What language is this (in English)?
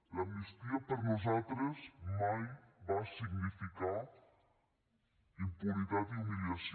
Catalan